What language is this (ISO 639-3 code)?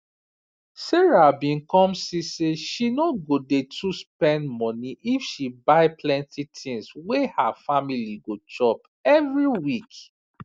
pcm